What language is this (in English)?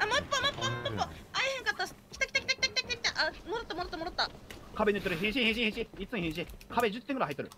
Japanese